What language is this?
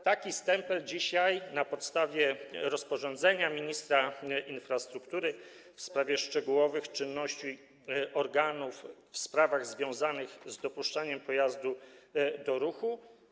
Polish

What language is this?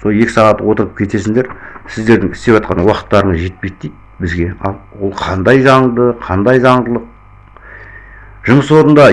Kazakh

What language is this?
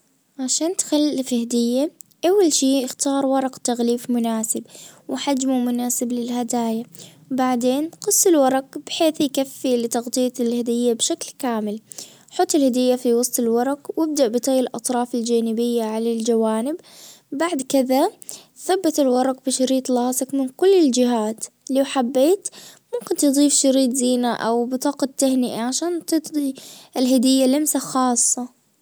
Najdi Arabic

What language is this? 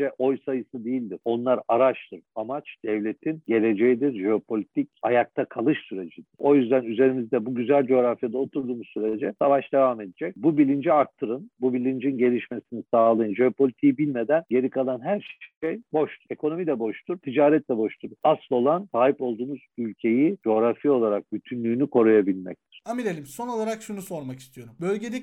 Turkish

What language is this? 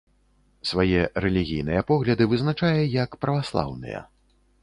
Belarusian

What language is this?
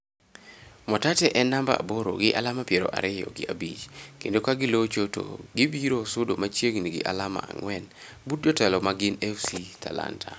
Luo (Kenya and Tanzania)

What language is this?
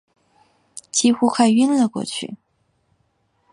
Chinese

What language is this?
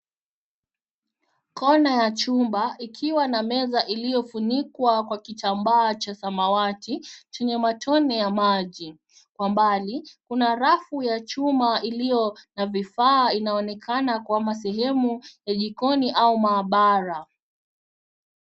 Swahili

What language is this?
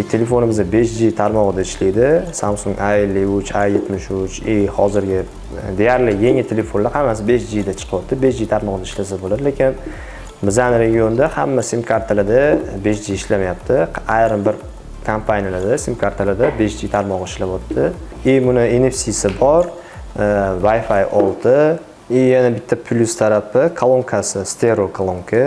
Turkish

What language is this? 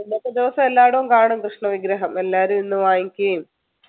Malayalam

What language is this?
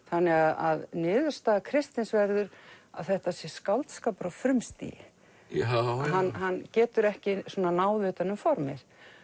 Icelandic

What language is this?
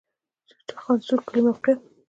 Pashto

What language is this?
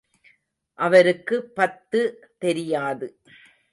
Tamil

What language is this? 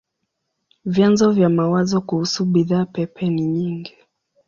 Swahili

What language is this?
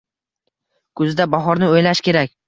Uzbek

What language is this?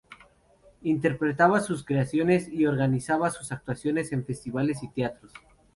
Spanish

